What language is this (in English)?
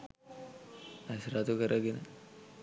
Sinhala